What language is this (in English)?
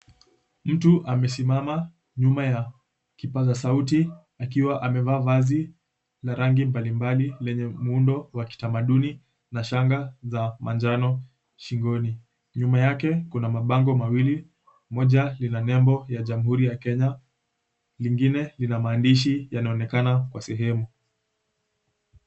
Swahili